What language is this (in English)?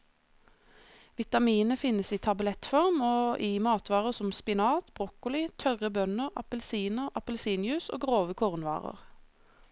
Norwegian